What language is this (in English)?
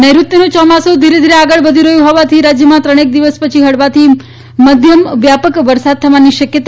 Gujarati